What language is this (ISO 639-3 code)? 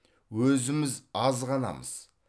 kaz